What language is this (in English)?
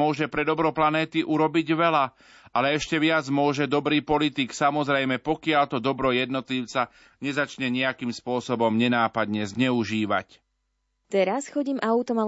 Slovak